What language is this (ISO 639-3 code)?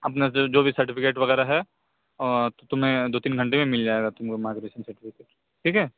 urd